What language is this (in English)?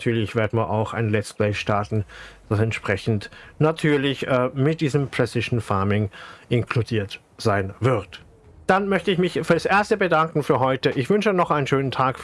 German